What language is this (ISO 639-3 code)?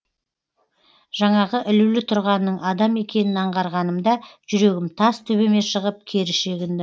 kaz